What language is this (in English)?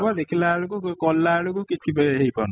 Odia